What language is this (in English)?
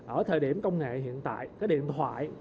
Vietnamese